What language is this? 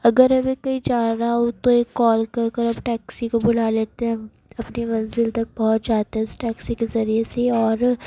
Urdu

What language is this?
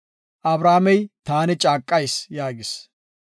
Gofa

